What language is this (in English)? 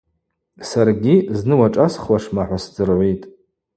Abaza